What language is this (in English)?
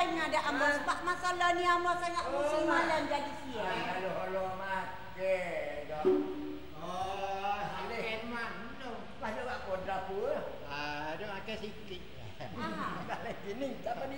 Malay